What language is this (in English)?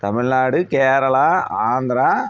Tamil